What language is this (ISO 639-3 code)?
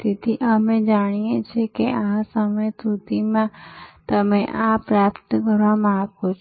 guj